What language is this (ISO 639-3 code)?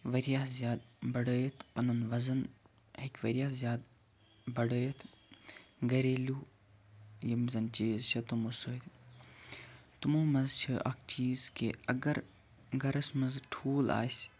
kas